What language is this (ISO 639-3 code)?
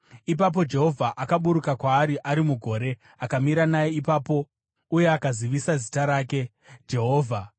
sna